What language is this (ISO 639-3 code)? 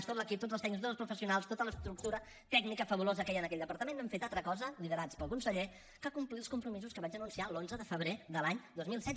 cat